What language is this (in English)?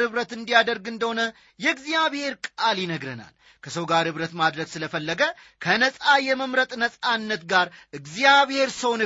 Amharic